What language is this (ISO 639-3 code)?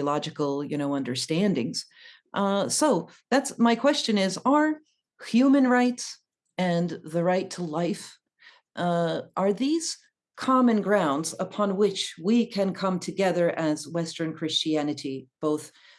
eng